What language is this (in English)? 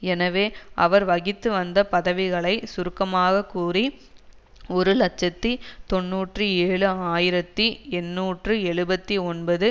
Tamil